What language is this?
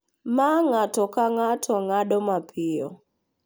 Luo (Kenya and Tanzania)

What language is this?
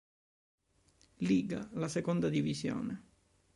Italian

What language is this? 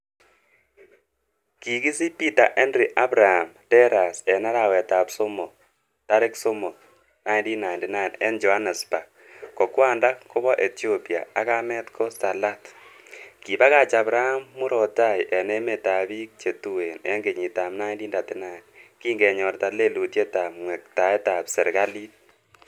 Kalenjin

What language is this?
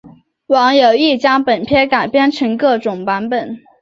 Chinese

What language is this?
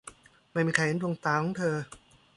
Thai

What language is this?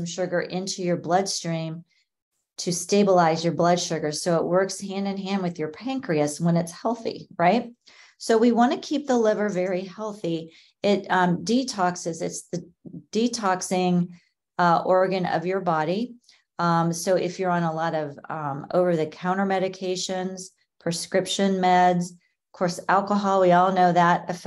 English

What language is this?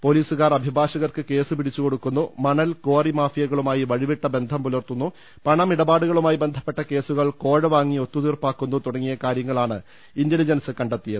Malayalam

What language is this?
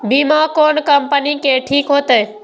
Maithili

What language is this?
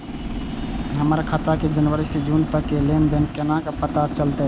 Maithili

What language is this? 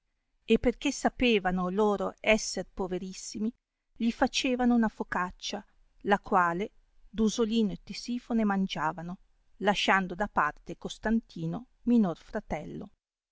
Italian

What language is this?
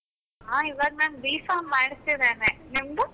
Kannada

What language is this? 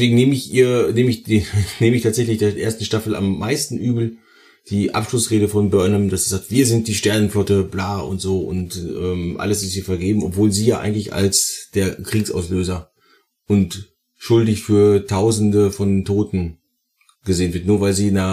German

